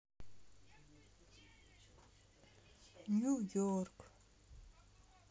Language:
Russian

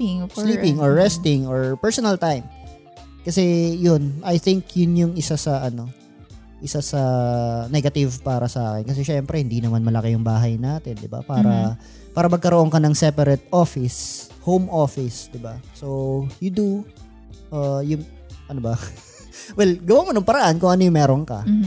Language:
Filipino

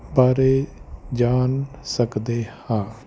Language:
Punjabi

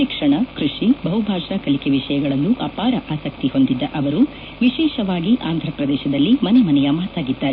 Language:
Kannada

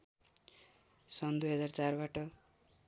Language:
Nepali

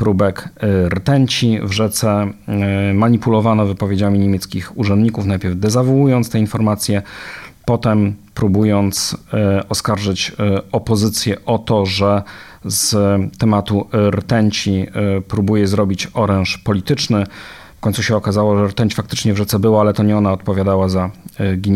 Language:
Polish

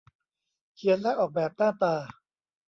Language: Thai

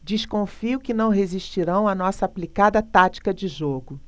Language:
Portuguese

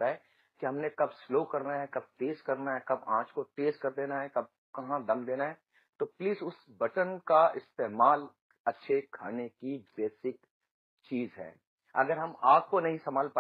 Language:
Hindi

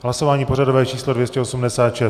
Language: Czech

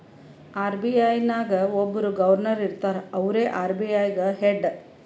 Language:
Kannada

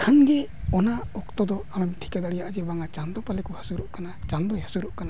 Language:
Santali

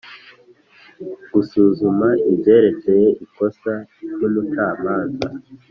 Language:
Kinyarwanda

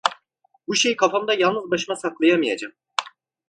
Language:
Turkish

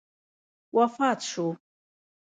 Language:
Pashto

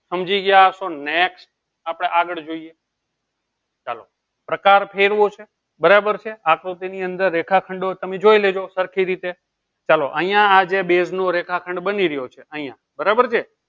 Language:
Gujarati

